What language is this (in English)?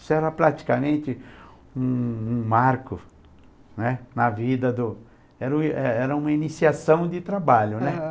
Portuguese